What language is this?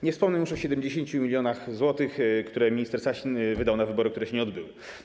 Polish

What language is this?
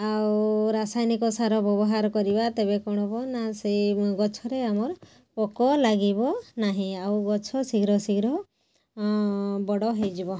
Odia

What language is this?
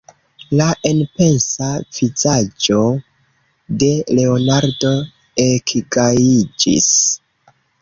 Esperanto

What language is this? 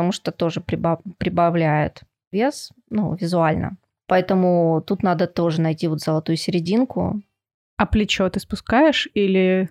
Russian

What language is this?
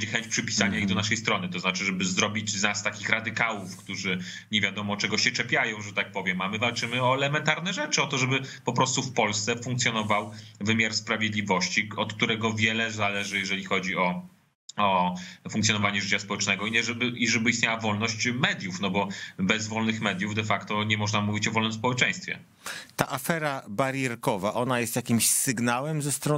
Polish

